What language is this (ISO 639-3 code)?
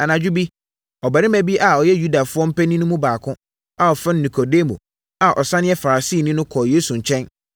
aka